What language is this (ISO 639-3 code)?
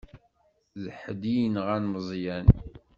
kab